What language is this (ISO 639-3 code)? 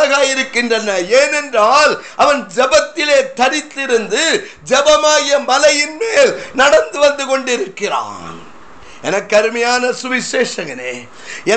tam